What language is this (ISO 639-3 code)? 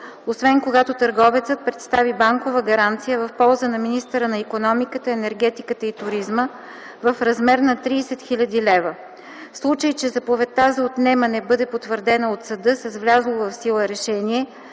bul